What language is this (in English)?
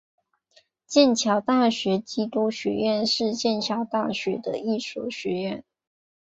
Chinese